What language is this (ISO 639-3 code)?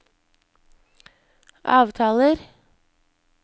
nor